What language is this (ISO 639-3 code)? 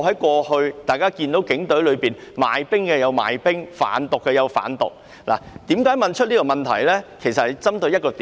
yue